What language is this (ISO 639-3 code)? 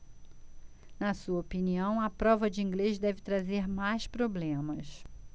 por